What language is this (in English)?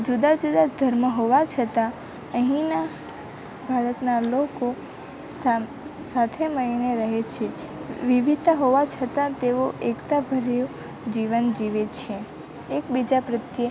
Gujarati